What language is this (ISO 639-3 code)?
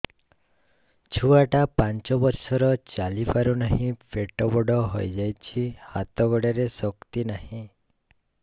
ori